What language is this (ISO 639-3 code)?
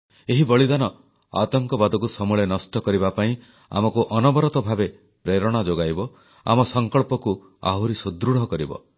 ori